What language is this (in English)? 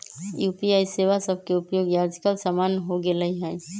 Magahi